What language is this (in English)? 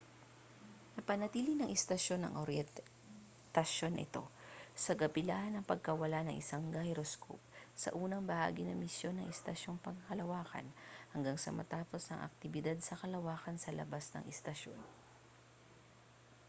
Filipino